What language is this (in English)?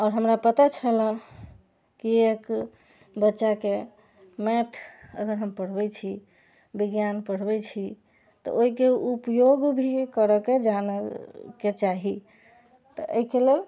Maithili